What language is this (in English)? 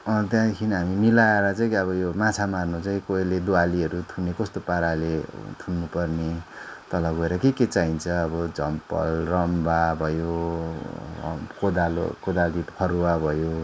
Nepali